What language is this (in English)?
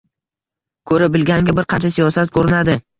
Uzbek